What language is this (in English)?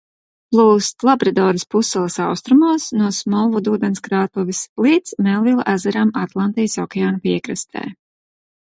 Latvian